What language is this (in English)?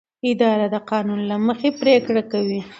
Pashto